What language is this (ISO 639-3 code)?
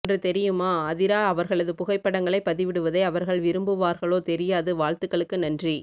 tam